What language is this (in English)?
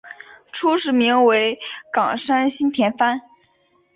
Chinese